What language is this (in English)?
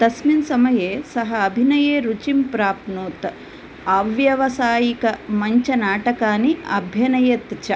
Sanskrit